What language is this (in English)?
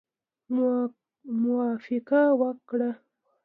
Pashto